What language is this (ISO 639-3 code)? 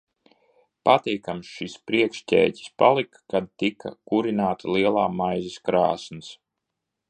lav